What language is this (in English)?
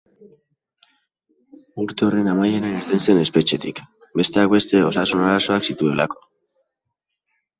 Basque